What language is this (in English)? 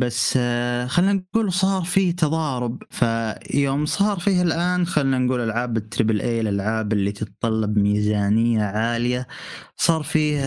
Arabic